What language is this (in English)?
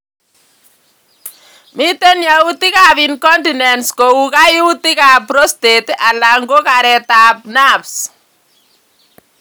Kalenjin